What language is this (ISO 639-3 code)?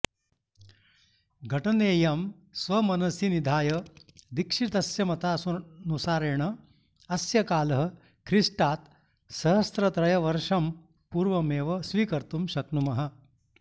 san